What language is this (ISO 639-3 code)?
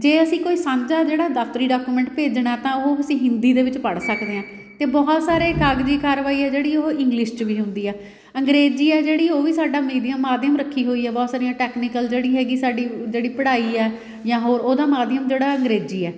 pan